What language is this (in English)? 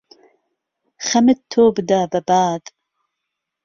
Central Kurdish